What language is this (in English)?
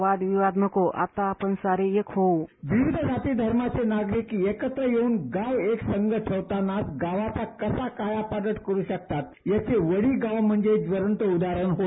Marathi